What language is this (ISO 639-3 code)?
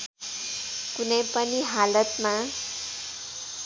nep